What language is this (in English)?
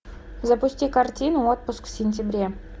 Russian